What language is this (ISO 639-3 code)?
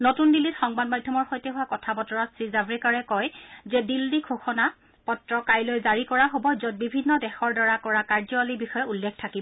asm